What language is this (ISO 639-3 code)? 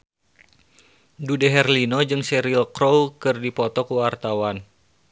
sun